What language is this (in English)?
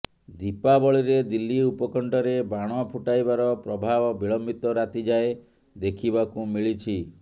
Odia